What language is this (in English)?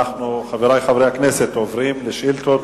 Hebrew